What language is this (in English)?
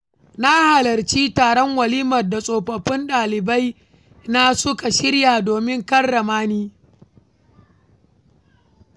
Hausa